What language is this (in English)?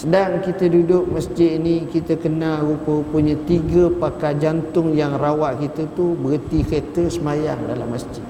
Malay